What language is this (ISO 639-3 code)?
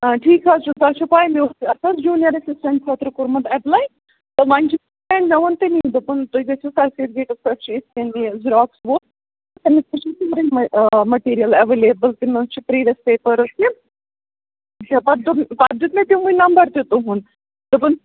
kas